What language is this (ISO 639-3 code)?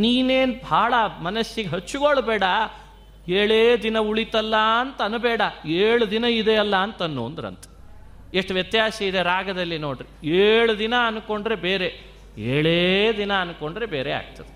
kan